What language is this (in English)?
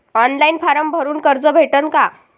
Marathi